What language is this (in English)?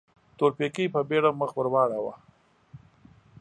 Pashto